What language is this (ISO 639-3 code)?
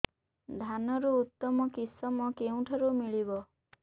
ori